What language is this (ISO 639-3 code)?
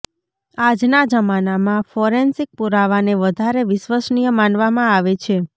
guj